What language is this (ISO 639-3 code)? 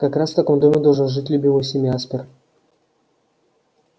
rus